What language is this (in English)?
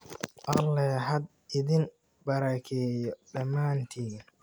Somali